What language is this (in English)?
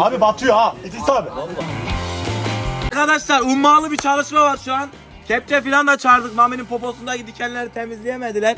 Turkish